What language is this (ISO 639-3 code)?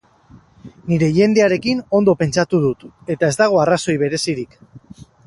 eus